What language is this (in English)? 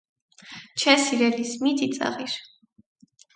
Armenian